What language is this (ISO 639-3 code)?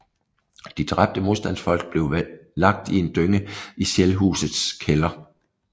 dan